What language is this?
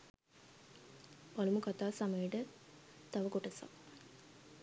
Sinhala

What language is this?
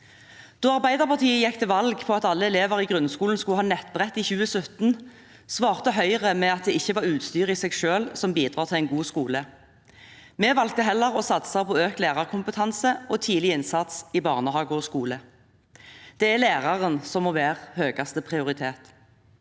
Norwegian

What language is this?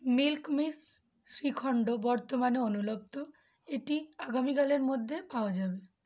Bangla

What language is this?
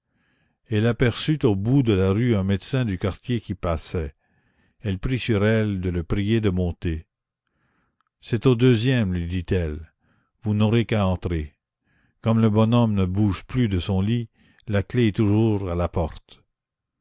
French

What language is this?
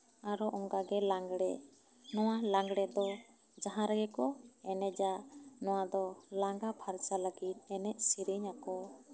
Santali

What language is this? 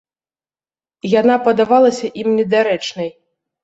Belarusian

